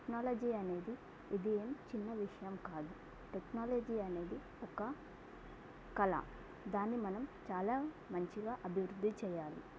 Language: Telugu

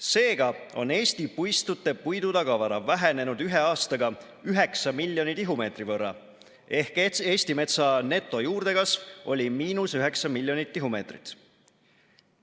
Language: Estonian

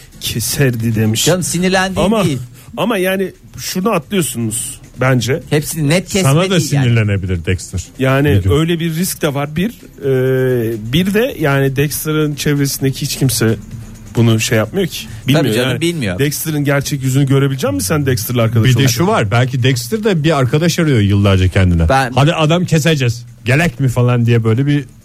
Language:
Turkish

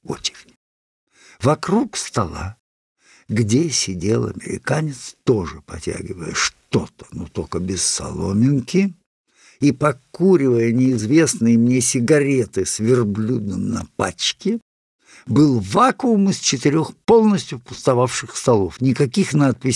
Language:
Russian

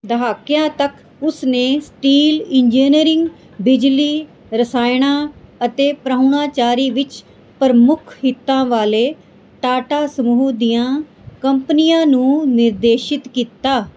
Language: Punjabi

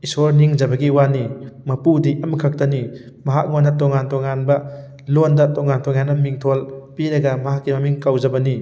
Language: Manipuri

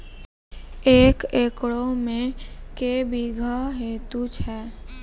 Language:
Maithili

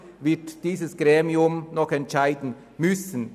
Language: Swiss German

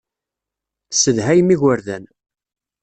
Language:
Kabyle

